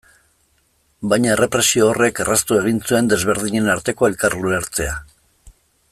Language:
Basque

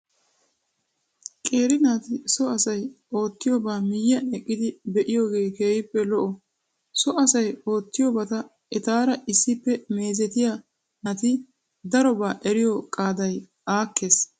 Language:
Wolaytta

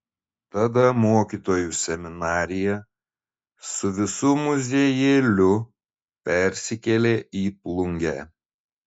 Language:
Lithuanian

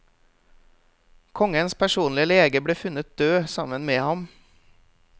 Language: Norwegian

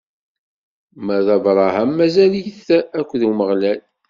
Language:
Kabyle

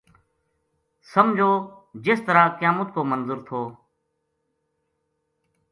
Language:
Gujari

